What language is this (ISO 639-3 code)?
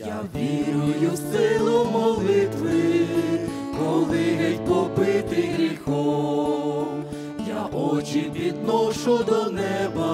ukr